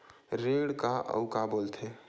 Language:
Chhattisgarhi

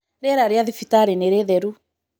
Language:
Kikuyu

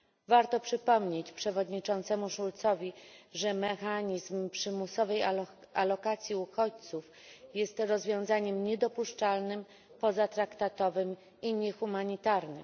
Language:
Polish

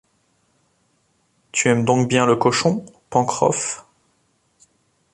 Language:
French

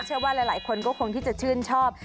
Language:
Thai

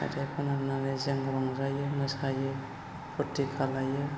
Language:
Bodo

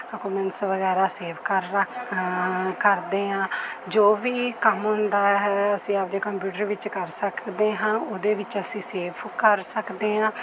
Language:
Punjabi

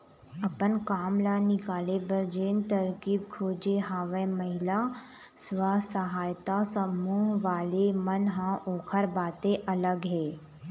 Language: Chhattisgarhi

